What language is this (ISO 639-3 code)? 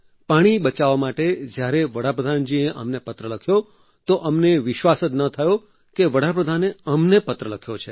guj